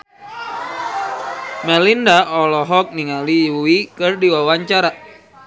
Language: Sundanese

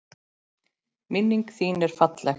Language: Icelandic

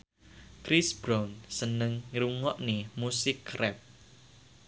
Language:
Javanese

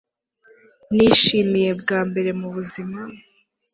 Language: Kinyarwanda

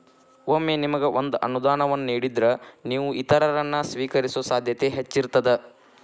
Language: Kannada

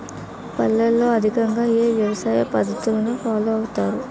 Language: Telugu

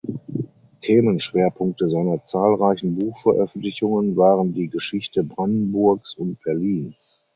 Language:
German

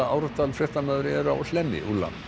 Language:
Icelandic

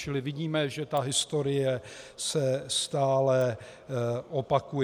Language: Czech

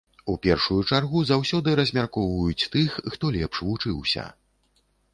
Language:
Belarusian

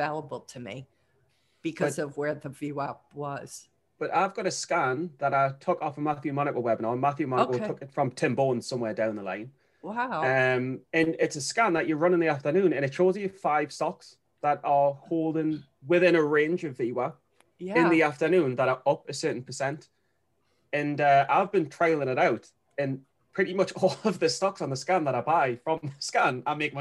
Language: English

